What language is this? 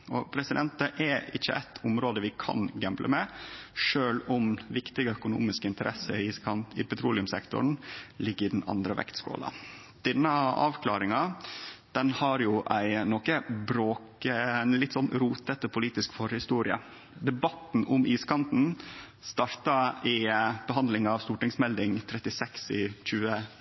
Norwegian Nynorsk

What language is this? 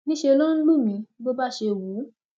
Yoruba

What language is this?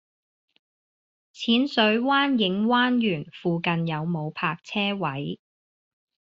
Cantonese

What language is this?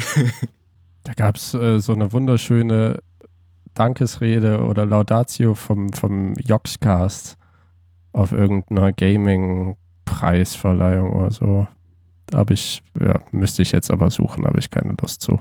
German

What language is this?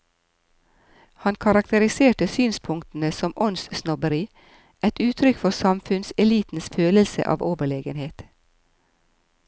Norwegian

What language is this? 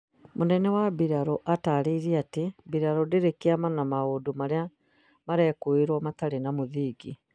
Kikuyu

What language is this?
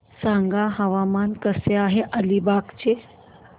Marathi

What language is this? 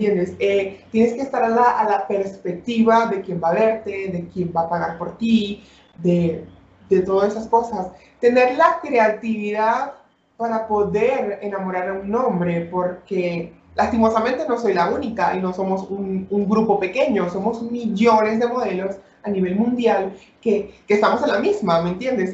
Spanish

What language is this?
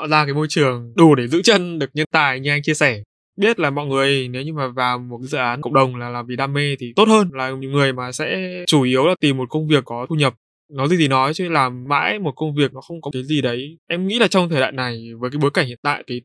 Vietnamese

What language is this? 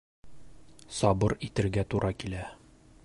Bashkir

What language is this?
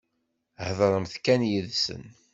Kabyle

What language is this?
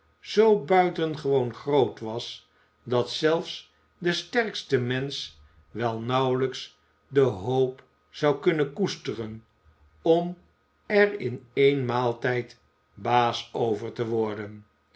Dutch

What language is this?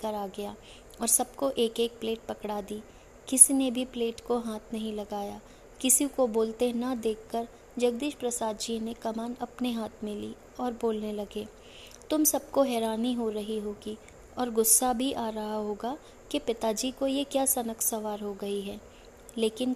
Hindi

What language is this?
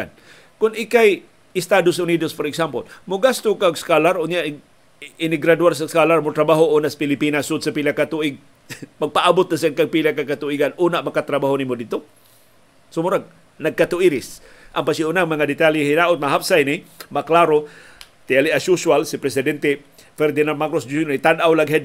Filipino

